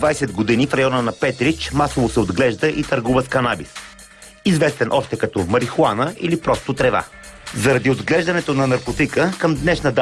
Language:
Bulgarian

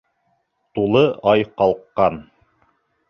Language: Bashkir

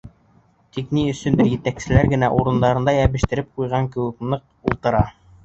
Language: Bashkir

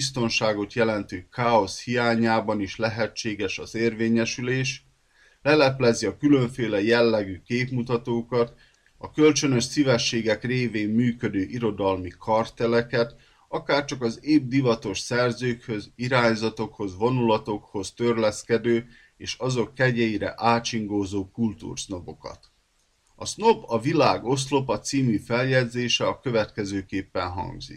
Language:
Hungarian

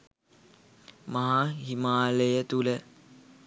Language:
Sinhala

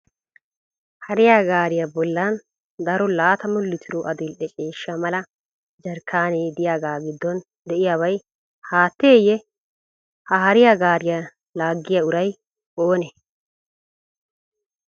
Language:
Wolaytta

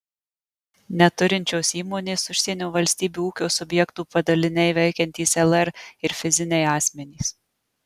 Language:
Lithuanian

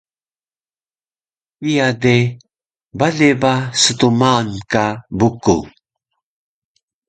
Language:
Taroko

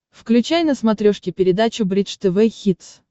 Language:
Russian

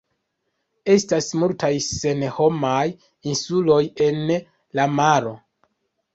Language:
Esperanto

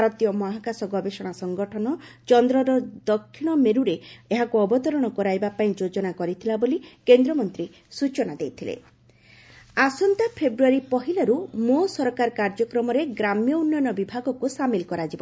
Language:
Odia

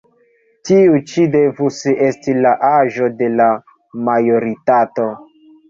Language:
Esperanto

